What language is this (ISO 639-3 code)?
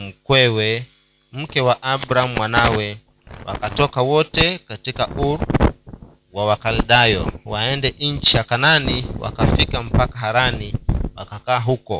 swa